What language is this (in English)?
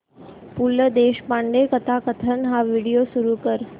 Marathi